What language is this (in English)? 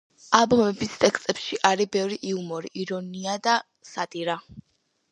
Georgian